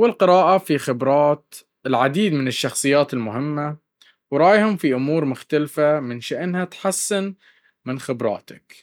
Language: Baharna Arabic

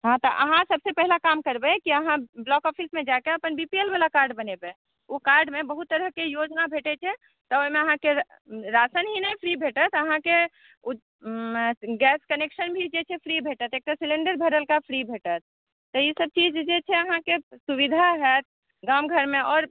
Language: Maithili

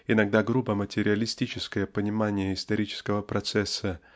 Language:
Russian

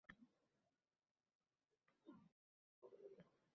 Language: Uzbek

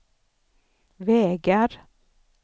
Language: Swedish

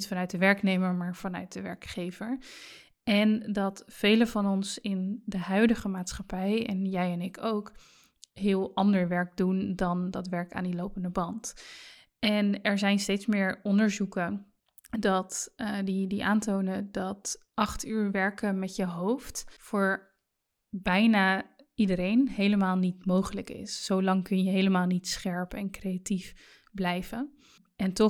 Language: Dutch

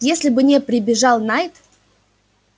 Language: Russian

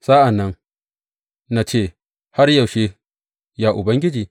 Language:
Hausa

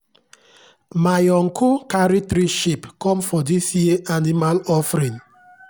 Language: Nigerian Pidgin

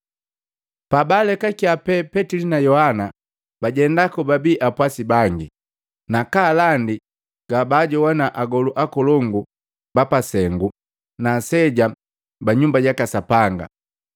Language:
Matengo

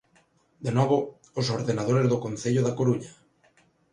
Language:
Galician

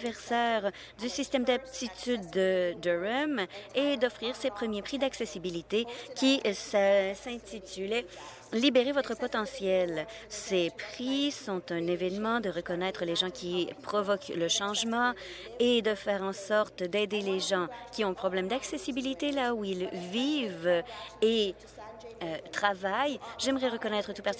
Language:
French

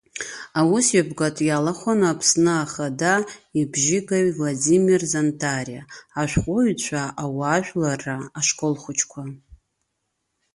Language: Abkhazian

